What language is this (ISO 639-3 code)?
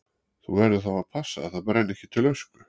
isl